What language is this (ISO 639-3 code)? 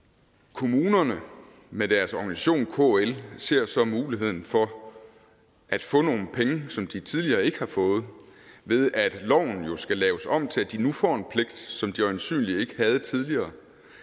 dan